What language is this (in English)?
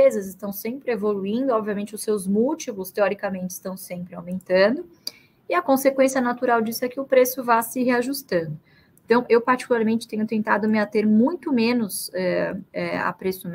Portuguese